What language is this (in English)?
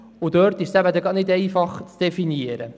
Swiss German